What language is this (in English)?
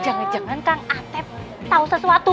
Indonesian